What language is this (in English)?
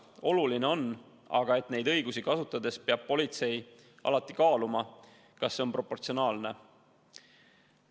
Estonian